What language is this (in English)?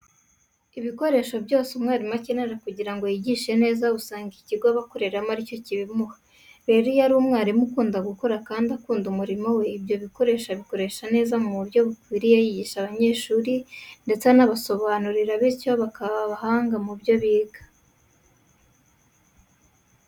Kinyarwanda